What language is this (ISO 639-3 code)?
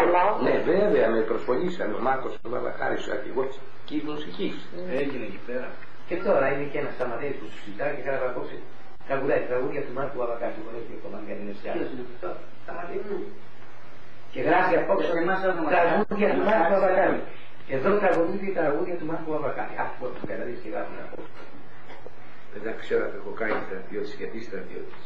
ell